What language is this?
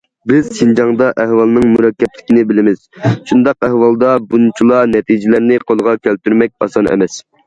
Uyghur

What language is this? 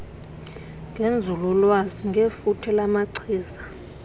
Xhosa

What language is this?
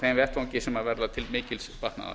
Icelandic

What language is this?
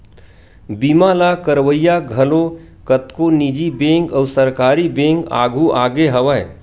Chhattisgarhi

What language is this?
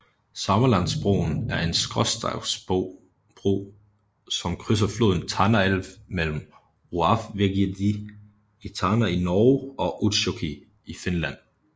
Danish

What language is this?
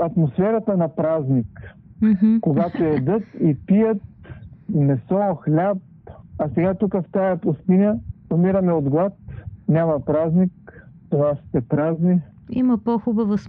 Bulgarian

